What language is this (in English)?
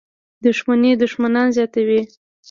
Pashto